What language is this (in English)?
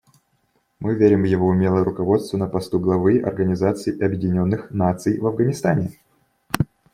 Russian